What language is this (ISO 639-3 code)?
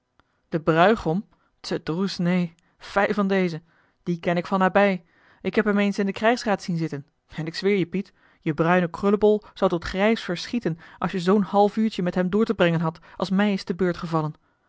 nld